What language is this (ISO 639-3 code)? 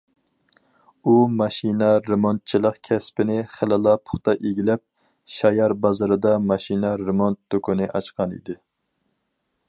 uig